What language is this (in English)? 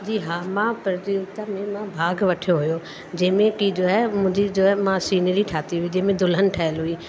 Sindhi